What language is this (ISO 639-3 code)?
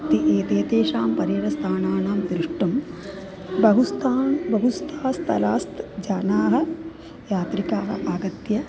san